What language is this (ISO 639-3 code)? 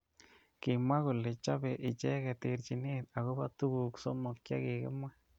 kln